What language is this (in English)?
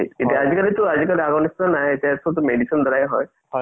Assamese